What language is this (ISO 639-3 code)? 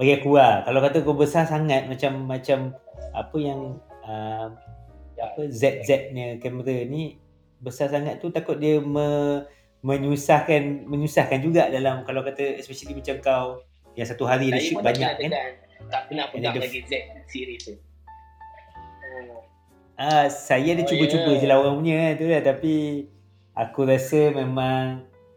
msa